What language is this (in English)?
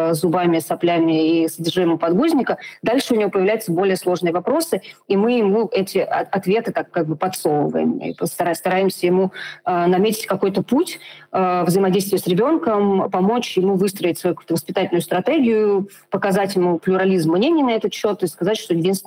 Russian